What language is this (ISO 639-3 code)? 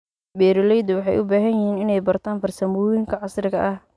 som